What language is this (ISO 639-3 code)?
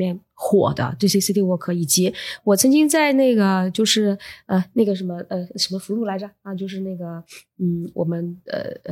zho